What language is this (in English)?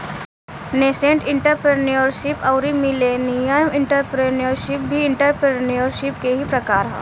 Bhojpuri